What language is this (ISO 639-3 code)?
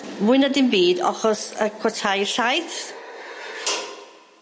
cym